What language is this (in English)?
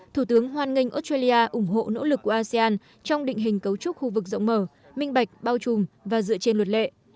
Vietnamese